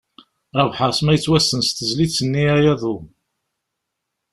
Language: Kabyle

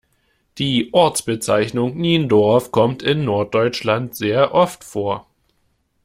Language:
German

